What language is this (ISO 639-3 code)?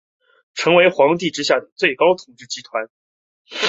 zho